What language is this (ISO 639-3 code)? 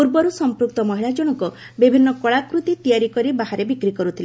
ori